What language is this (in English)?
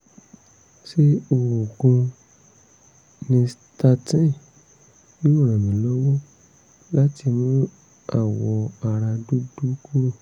Yoruba